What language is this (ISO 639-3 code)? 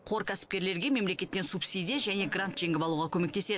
kaz